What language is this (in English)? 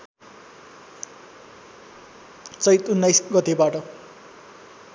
Nepali